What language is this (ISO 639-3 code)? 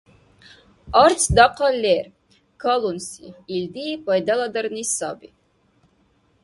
dar